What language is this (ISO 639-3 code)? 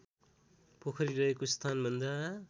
nep